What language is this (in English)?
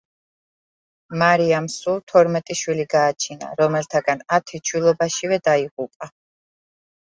Georgian